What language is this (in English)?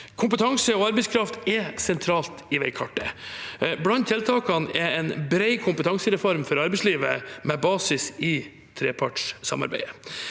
Norwegian